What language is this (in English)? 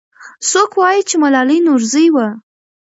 Pashto